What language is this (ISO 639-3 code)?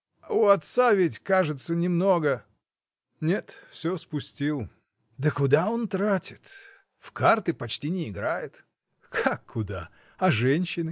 rus